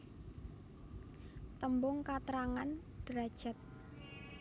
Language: Javanese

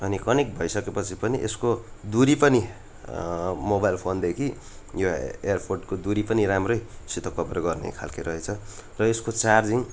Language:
Nepali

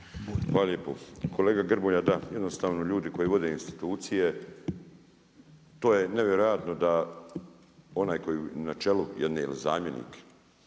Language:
Croatian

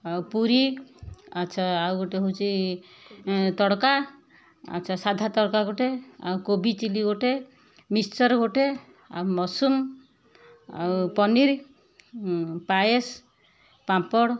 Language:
Odia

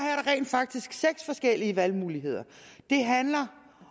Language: Danish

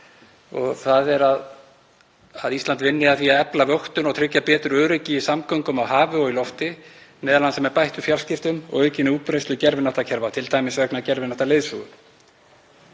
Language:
Icelandic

